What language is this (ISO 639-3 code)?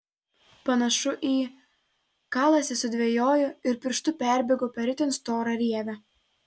lit